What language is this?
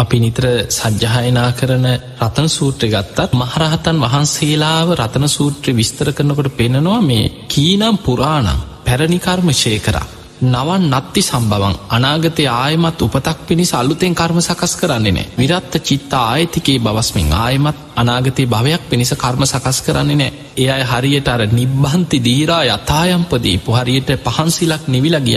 Romanian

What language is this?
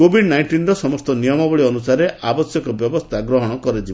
Odia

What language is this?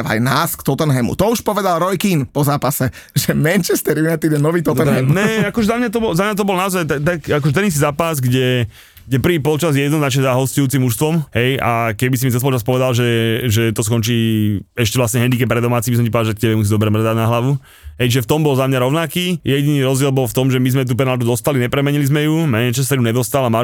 Slovak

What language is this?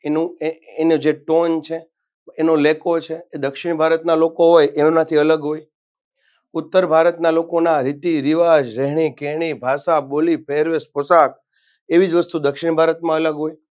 Gujarati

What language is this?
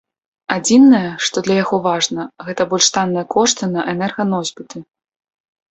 Belarusian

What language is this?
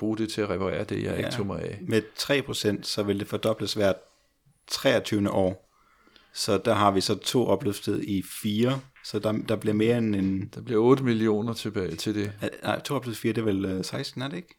Danish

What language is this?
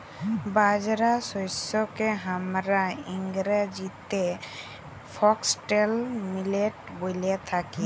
Bangla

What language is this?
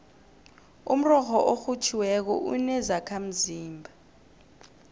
South Ndebele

